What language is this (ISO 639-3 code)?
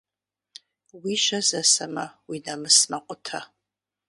kbd